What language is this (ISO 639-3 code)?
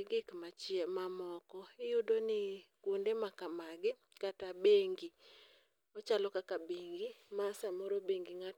luo